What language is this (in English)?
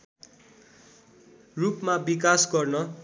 Nepali